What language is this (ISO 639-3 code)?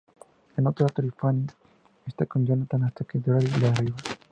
spa